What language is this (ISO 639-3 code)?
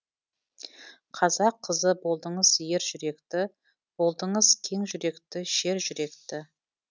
kaz